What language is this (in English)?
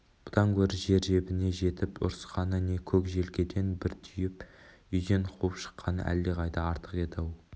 Kazakh